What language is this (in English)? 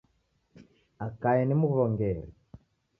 Taita